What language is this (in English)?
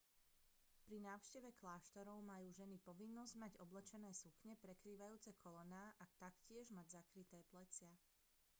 Slovak